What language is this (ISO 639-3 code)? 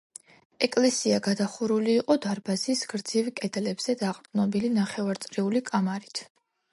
kat